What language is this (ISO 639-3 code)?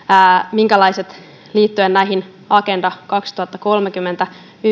fin